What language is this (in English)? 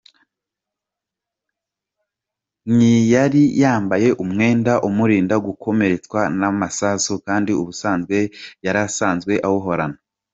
Kinyarwanda